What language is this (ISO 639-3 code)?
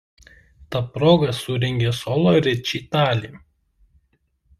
lit